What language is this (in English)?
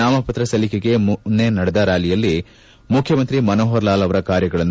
Kannada